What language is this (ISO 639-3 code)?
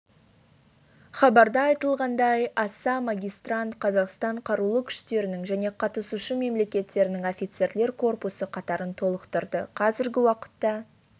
kaz